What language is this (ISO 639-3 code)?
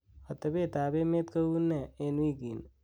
kln